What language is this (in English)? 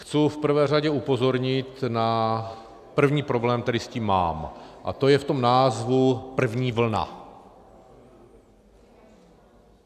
Czech